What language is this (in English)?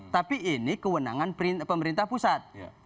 Indonesian